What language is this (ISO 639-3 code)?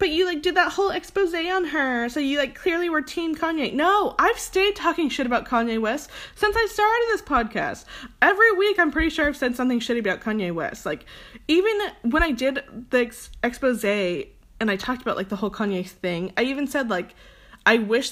eng